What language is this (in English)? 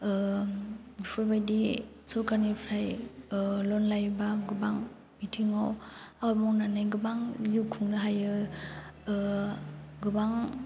Bodo